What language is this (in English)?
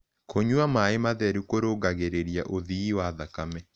Kikuyu